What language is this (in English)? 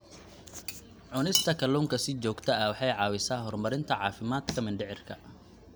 Somali